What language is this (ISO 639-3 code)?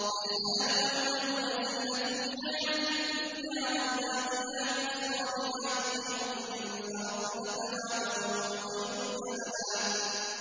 ara